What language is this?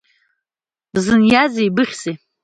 Abkhazian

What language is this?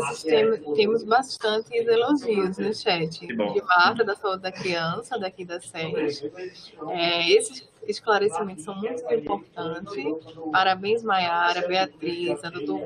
Portuguese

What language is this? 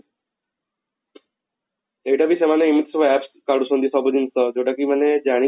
Odia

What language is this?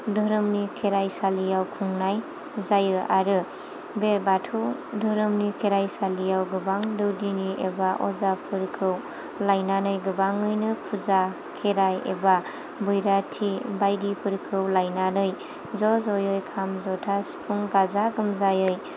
Bodo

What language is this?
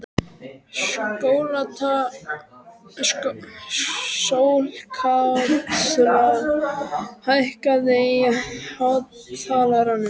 Icelandic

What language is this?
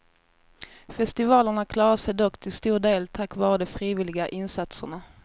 Swedish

